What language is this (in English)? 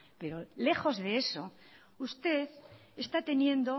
Spanish